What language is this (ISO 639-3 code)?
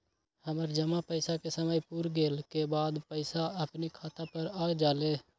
mag